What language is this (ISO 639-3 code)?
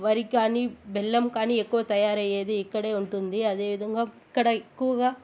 tel